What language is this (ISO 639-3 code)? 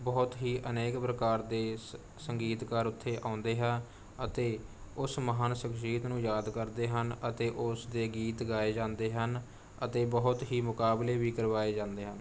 pan